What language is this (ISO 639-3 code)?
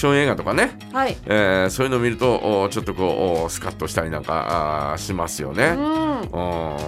jpn